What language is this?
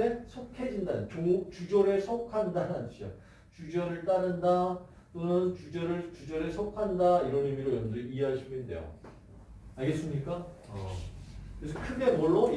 Korean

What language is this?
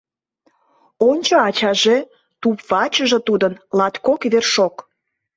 Mari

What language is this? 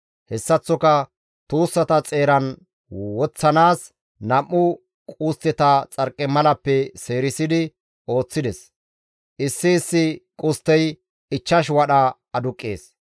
Gamo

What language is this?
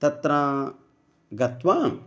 Sanskrit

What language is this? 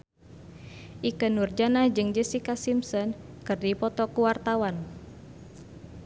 Sundanese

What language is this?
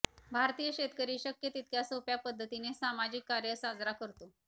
Marathi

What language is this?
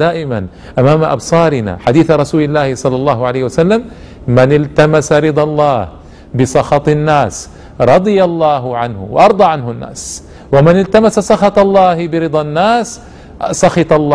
Arabic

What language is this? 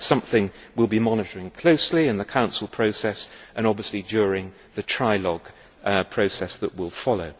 English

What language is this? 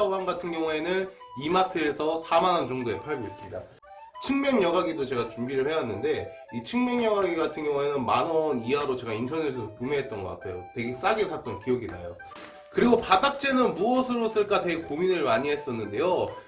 Korean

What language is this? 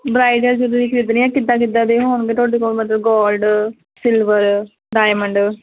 Punjabi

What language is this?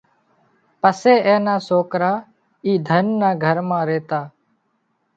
Wadiyara Koli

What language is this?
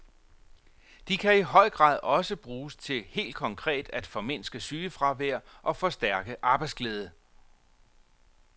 Danish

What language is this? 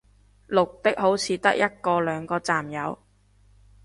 Cantonese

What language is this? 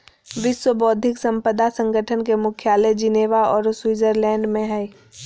Magahi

